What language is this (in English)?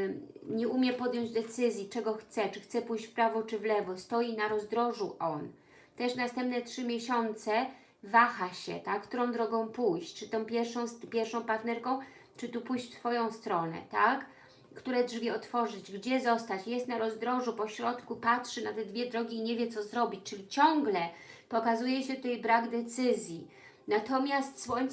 Polish